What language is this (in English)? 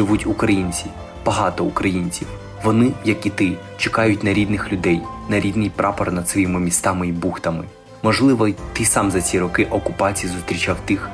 Ukrainian